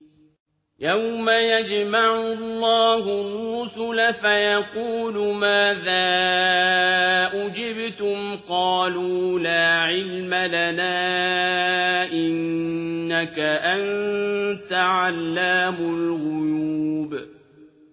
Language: Arabic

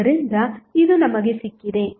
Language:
Kannada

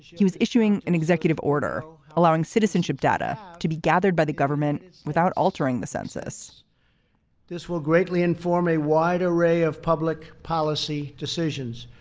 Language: English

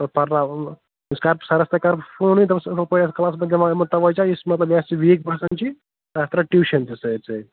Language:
Kashmiri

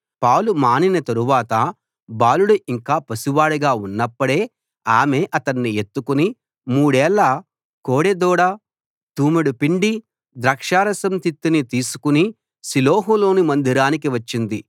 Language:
Telugu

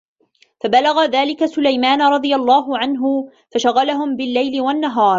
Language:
Arabic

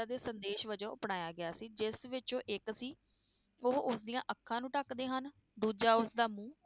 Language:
Punjabi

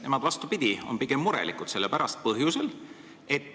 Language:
Estonian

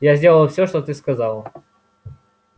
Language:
Russian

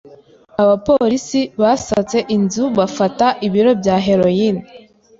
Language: Kinyarwanda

